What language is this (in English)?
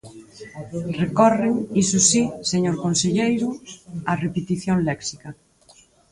Galician